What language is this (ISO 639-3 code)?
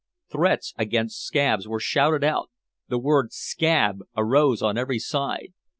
eng